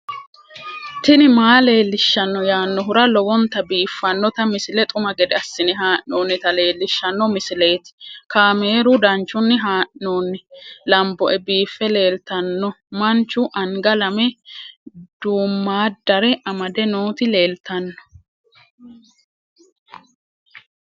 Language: Sidamo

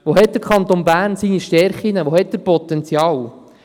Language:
Swiss German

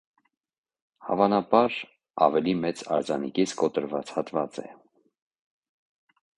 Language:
Armenian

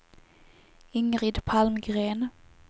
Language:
Swedish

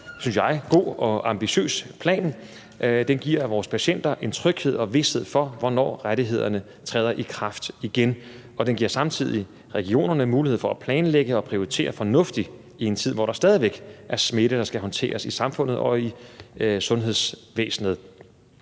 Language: Danish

